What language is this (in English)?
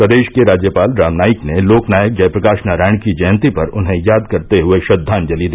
Hindi